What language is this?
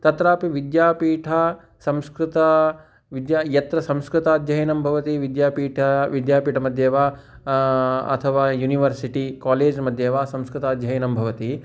Sanskrit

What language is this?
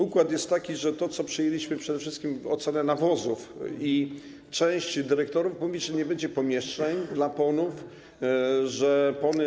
Polish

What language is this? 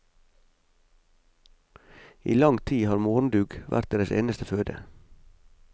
Norwegian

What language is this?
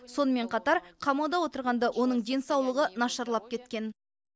Kazakh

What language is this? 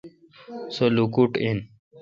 Kalkoti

